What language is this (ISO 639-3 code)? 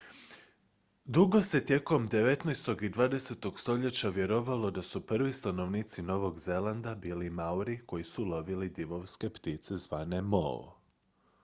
hrv